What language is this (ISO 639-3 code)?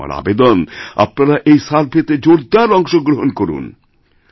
ben